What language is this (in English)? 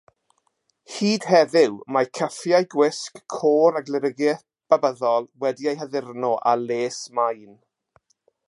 Welsh